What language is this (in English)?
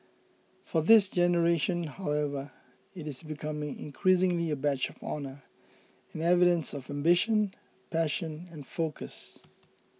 English